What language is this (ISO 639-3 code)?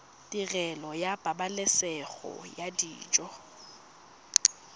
tsn